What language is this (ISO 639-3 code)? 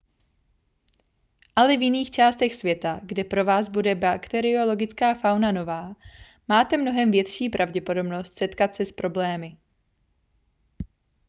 ces